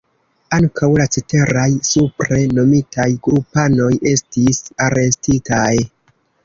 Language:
Esperanto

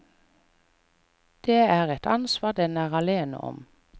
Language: Norwegian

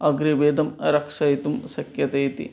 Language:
Sanskrit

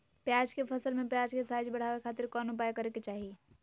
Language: Magahi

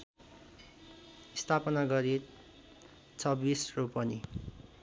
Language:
Nepali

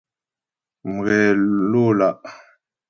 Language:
Ghomala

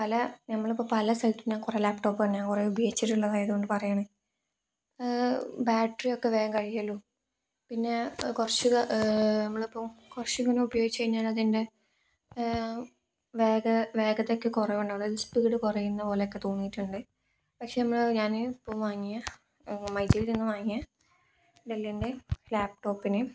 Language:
Malayalam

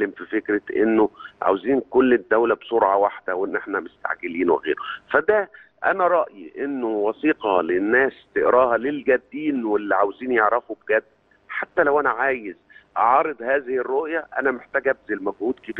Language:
Arabic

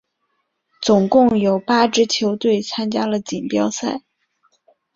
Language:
Chinese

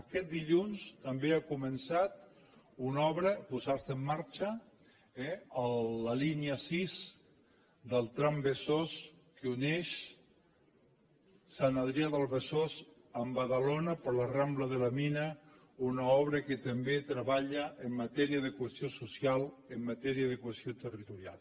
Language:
Catalan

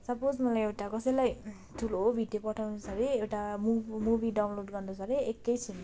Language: Nepali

